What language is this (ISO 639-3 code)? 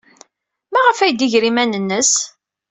kab